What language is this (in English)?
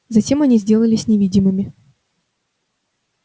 Russian